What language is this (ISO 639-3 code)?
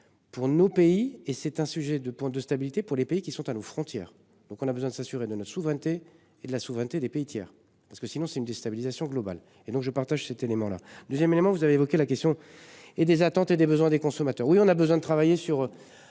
fra